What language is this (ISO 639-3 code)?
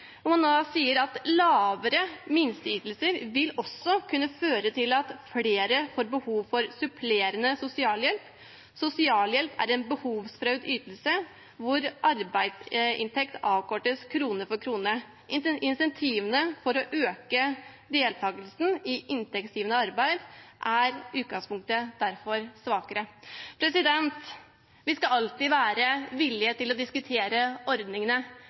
nob